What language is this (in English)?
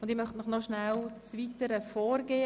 Swiss German